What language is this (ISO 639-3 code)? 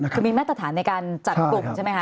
tha